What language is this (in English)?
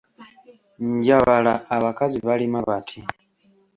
Ganda